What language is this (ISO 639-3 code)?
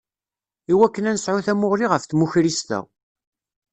kab